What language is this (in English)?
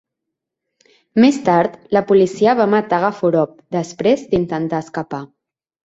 Catalan